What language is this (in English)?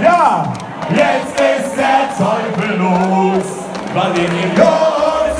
German